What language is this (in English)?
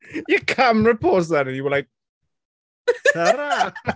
Welsh